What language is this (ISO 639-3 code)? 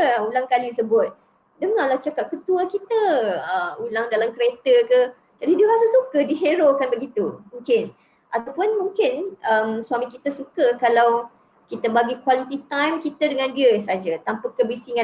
msa